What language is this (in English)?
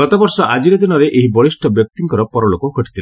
Odia